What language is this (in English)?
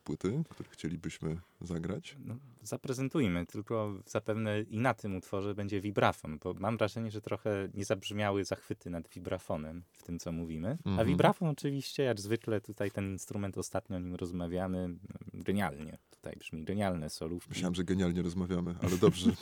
Polish